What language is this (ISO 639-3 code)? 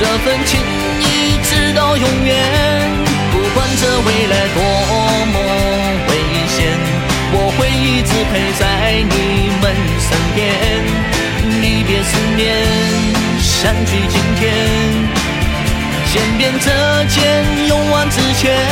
zho